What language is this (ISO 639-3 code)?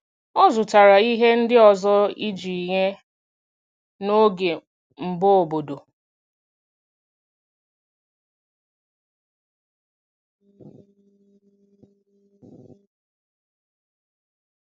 ibo